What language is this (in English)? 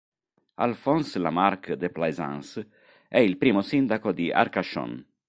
Italian